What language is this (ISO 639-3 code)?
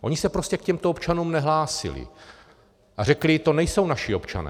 ces